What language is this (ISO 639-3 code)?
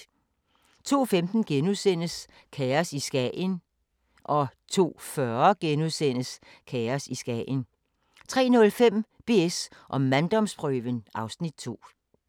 dan